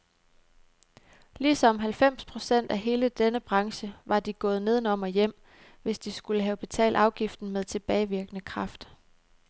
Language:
Danish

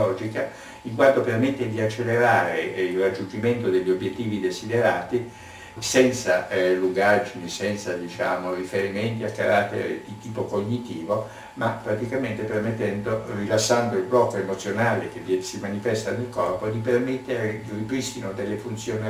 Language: Italian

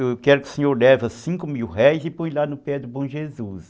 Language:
Portuguese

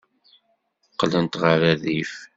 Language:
Kabyle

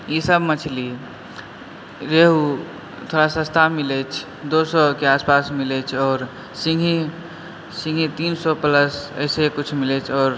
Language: Maithili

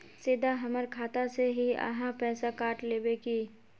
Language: Magahi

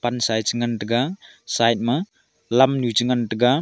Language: Wancho Naga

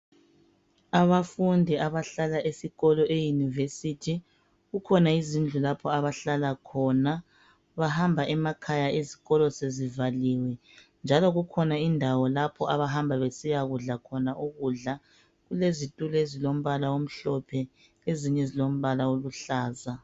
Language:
North Ndebele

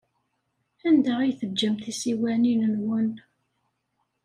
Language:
Kabyle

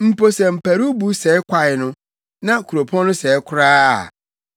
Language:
Akan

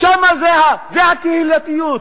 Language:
Hebrew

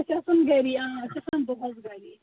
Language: Kashmiri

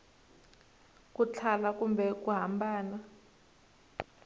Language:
Tsonga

